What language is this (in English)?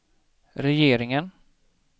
Swedish